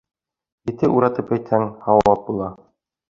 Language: Bashkir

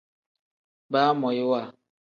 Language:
Tem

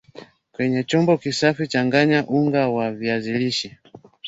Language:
Swahili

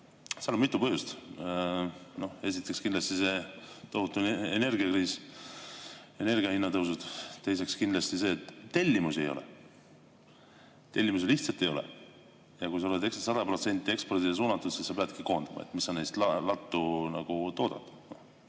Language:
Estonian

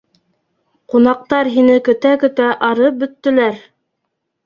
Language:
Bashkir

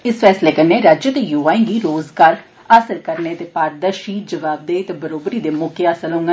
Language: Dogri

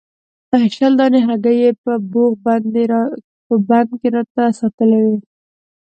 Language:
Pashto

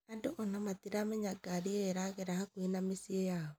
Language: Kikuyu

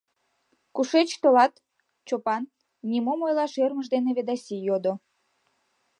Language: Mari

